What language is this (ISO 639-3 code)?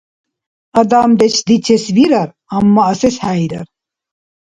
dar